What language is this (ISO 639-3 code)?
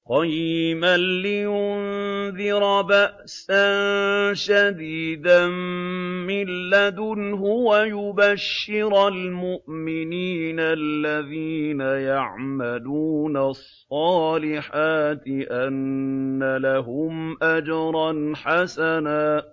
ara